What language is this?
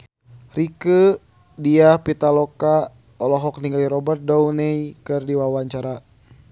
Sundanese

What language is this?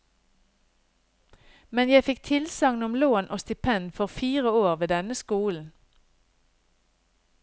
Norwegian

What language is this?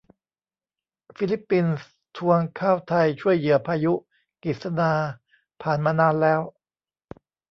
Thai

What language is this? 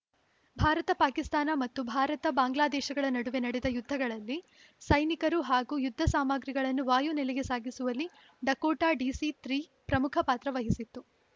Kannada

